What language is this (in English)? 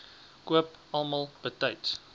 Afrikaans